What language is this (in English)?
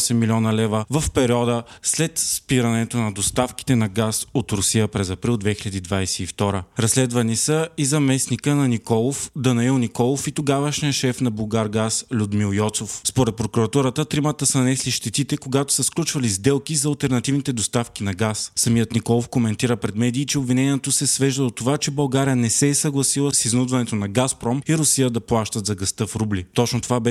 Bulgarian